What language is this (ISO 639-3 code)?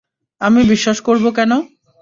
ben